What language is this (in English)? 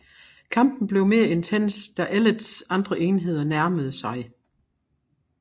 Danish